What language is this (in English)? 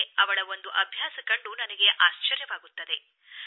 Kannada